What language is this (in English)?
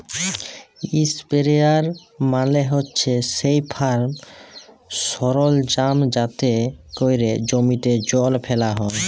Bangla